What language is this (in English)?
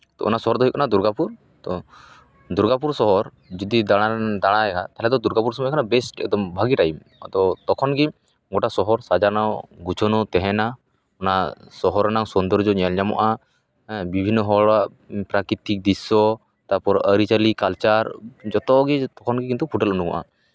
Santali